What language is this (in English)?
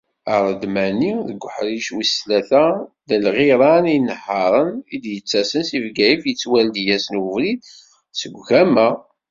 Kabyle